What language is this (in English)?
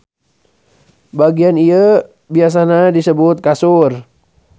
Sundanese